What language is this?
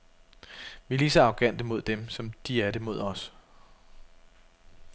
Danish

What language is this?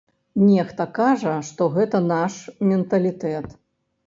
Belarusian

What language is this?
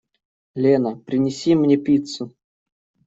Russian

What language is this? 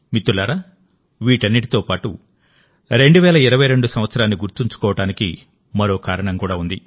Telugu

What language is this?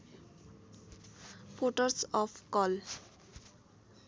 Nepali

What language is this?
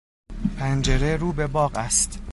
Persian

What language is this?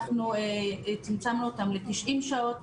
Hebrew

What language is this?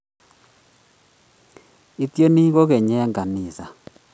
Kalenjin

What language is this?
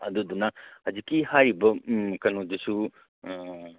Manipuri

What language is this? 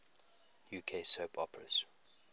English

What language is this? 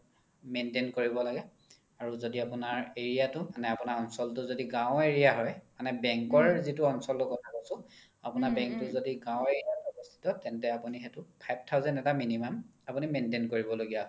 Assamese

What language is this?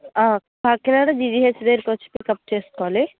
Telugu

